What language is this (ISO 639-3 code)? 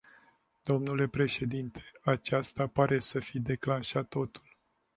ron